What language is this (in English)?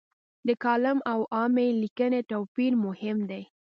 Pashto